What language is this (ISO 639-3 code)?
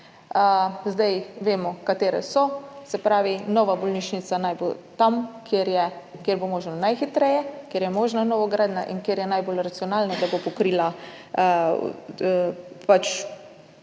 slv